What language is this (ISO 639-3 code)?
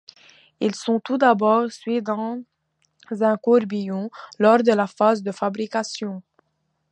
fra